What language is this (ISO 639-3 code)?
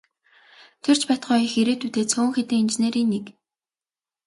mon